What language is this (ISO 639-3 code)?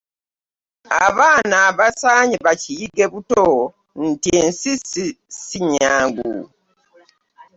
lug